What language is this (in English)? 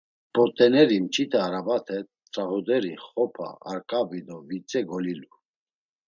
Laz